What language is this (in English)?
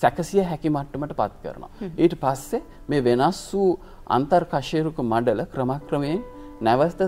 Turkish